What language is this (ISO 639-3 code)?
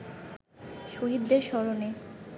ben